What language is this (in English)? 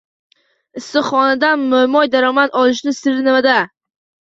Uzbek